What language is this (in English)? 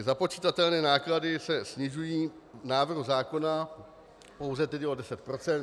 Czech